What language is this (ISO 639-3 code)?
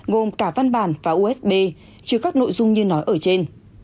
vie